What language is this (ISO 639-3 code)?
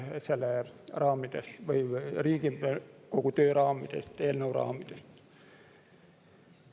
est